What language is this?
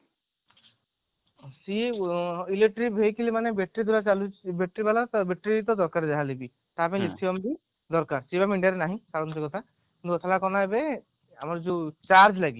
Odia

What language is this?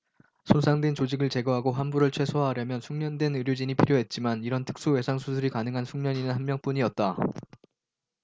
Korean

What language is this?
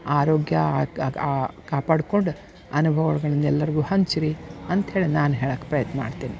Kannada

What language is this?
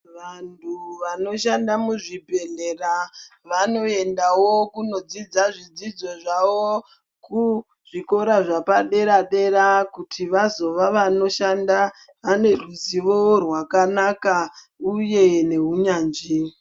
Ndau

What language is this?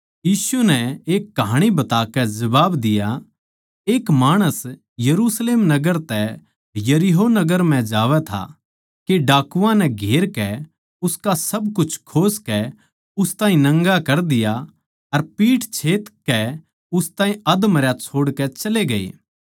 Haryanvi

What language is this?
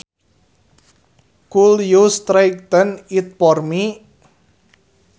Sundanese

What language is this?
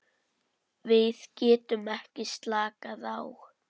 Icelandic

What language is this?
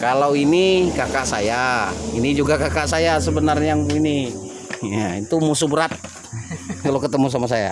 Indonesian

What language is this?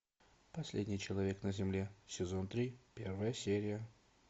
Russian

